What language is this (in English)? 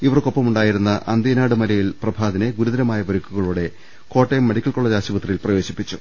Malayalam